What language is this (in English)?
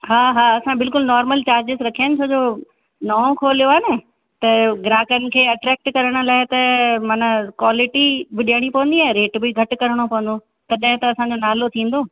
Sindhi